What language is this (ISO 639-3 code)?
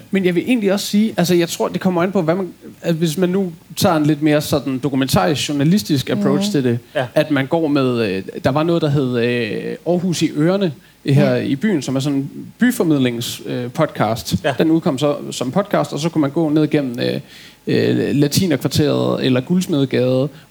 dan